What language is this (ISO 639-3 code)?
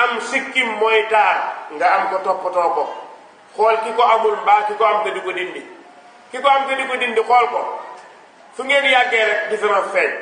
hin